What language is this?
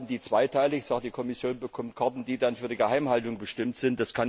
German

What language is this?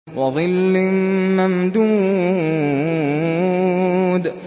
Arabic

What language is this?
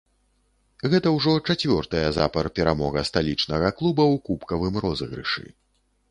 Belarusian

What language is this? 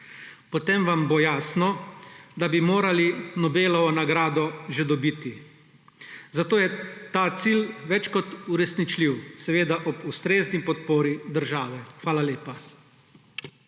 Slovenian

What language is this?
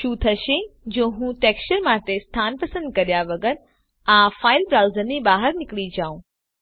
Gujarati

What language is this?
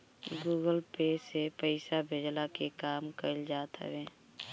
Bhojpuri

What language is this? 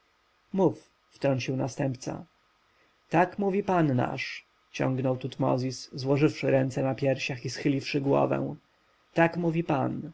Polish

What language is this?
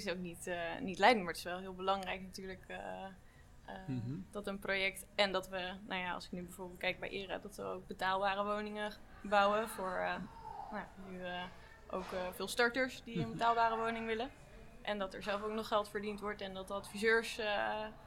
Dutch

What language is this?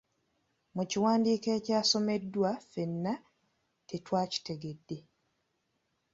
Ganda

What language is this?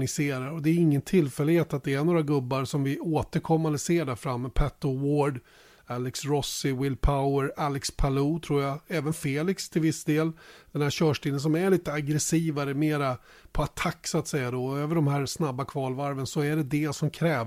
Swedish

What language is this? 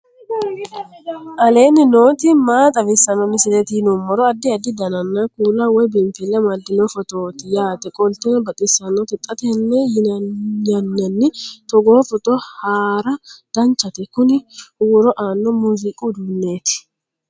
Sidamo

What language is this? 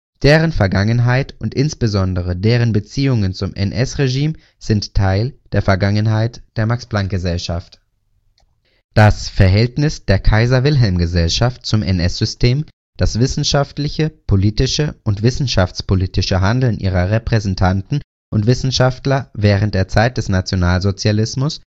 German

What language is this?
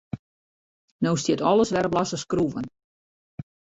Western Frisian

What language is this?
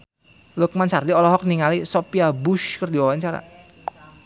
Sundanese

